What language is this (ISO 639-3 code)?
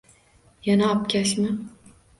uzb